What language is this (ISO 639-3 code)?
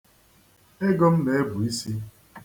ibo